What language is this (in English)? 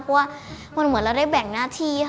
Thai